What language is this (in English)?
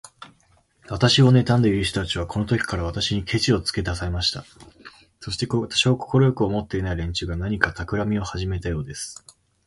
Japanese